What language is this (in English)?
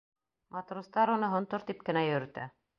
Bashkir